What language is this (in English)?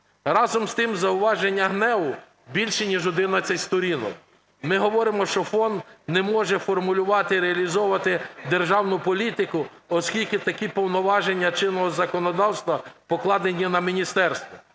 Ukrainian